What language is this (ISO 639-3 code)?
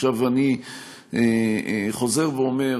heb